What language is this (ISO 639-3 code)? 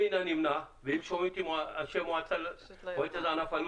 heb